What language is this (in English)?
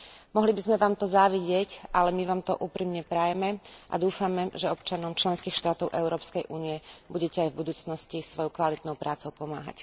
Slovak